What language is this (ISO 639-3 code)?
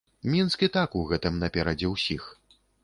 bel